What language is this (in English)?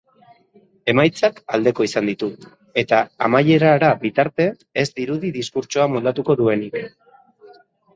Basque